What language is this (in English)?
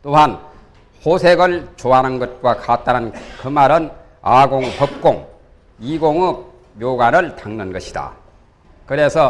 Korean